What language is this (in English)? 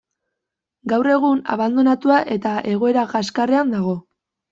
Basque